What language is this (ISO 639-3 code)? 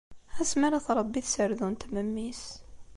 kab